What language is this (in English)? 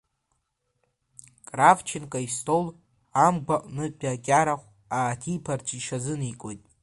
Abkhazian